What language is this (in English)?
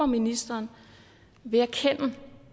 Danish